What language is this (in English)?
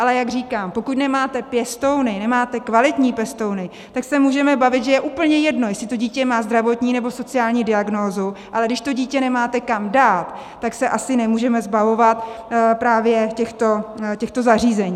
Czech